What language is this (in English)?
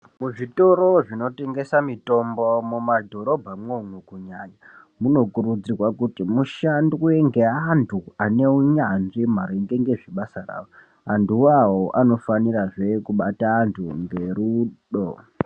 Ndau